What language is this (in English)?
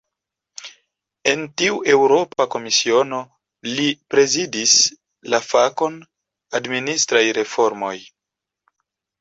Esperanto